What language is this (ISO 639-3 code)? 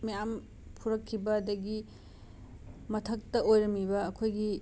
mni